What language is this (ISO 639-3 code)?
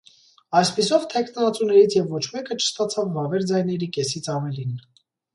hye